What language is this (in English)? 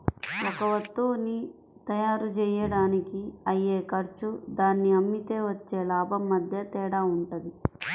Telugu